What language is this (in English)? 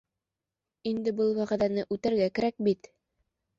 Bashkir